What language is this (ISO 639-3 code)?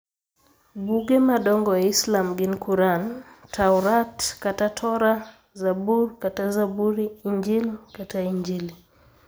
luo